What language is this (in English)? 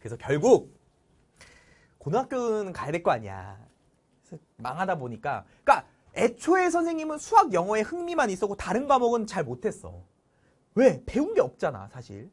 Korean